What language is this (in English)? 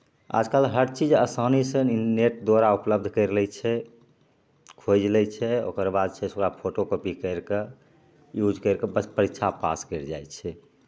Maithili